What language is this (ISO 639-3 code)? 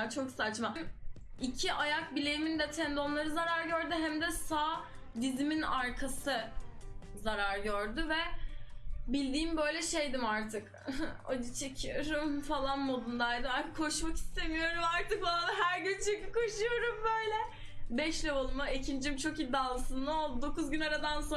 tur